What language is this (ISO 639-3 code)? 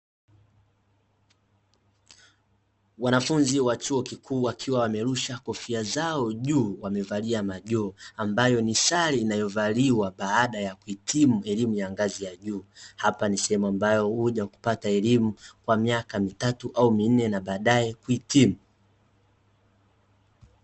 swa